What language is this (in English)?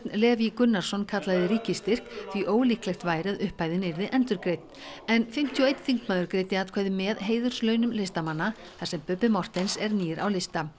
Icelandic